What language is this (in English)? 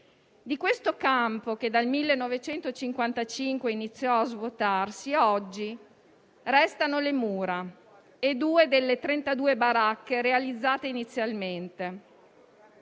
Italian